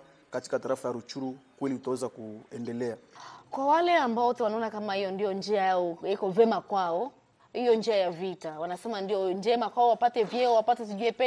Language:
Swahili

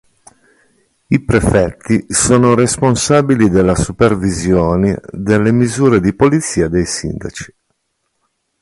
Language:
Italian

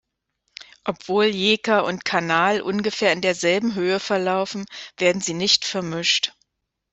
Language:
German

